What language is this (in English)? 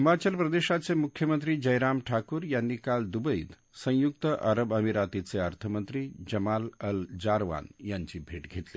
Marathi